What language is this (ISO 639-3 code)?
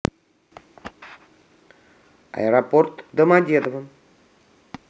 rus